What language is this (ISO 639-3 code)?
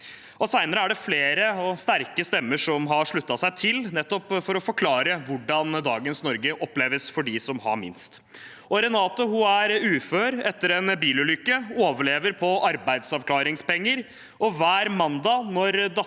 nor